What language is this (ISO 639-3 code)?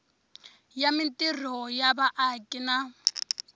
tso